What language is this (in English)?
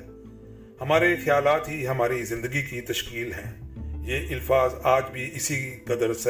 Urdu